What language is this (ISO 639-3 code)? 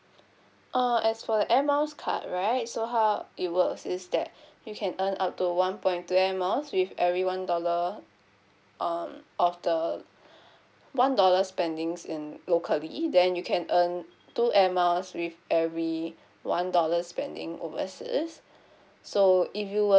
eng